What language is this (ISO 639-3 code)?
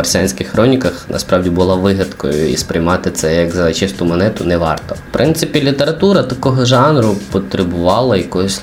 ukr